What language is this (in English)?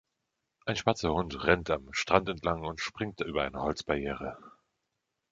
German